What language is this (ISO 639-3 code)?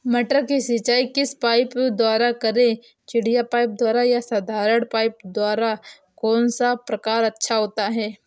hin